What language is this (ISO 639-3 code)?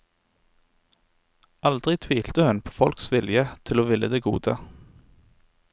nor